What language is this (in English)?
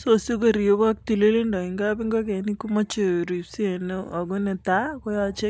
Kalenjin